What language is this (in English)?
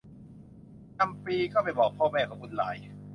Thai